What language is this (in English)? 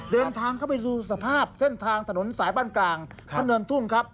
Thai